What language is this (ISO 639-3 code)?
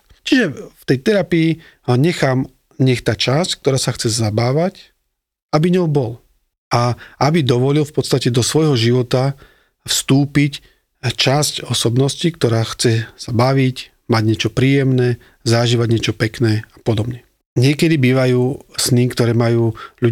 slk